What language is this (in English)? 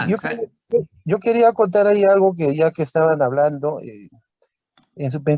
Spanish